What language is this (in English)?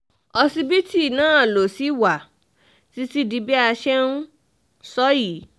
Yoruba